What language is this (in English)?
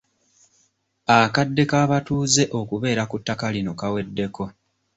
Ganda